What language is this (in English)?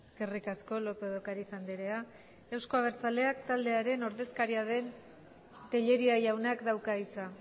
Basque